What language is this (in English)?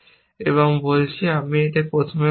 Bangla